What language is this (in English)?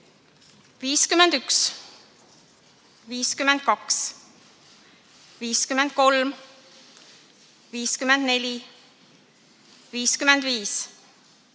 Estonian